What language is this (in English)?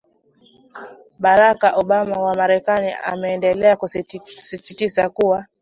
Swahili